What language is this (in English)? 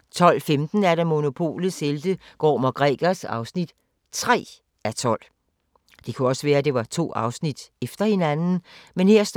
Danish